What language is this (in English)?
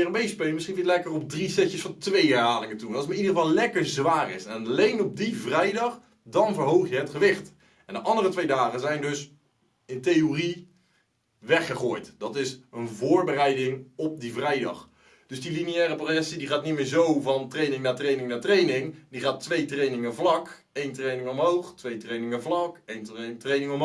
Dutch